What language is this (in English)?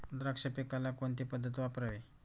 Marathi